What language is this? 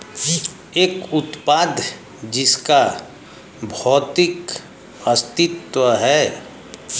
Hindi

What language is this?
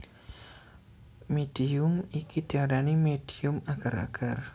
Javanese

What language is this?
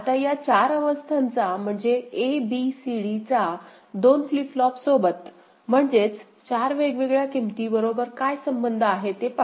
Marathi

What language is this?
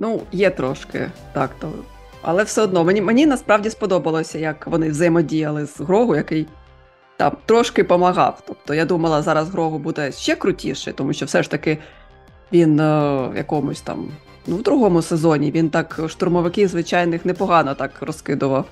Ukrainian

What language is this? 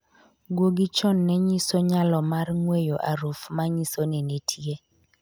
Luo (Kenya and Tanzania)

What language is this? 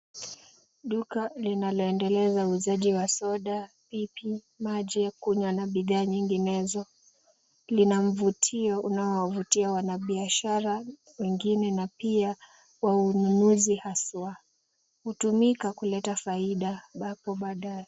Swahili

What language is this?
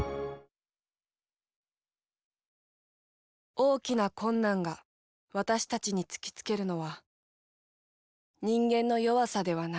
Japanese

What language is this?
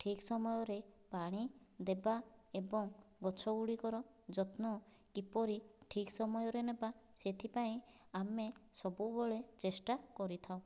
Odia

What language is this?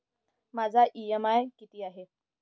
Marathi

